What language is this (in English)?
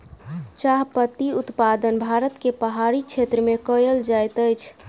Maithili